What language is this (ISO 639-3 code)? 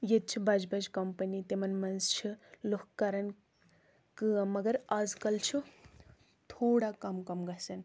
kas